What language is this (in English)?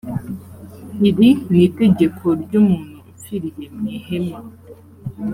Kinyarwanda